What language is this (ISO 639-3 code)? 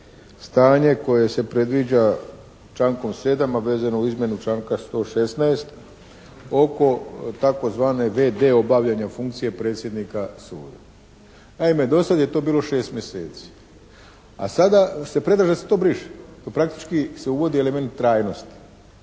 hrv